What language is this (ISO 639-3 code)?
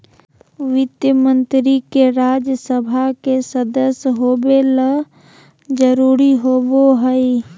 mag